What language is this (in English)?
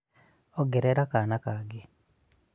Kikuyu